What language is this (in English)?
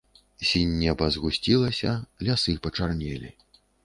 Belarusian